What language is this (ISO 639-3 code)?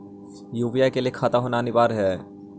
mag